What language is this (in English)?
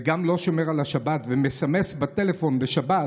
Hebrew